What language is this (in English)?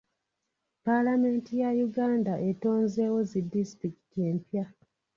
Ganda